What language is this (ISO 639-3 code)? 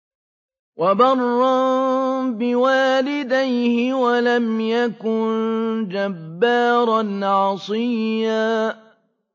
ara